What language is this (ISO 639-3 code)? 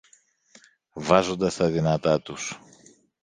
ell